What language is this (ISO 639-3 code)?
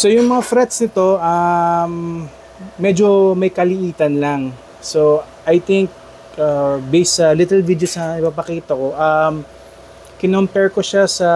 fil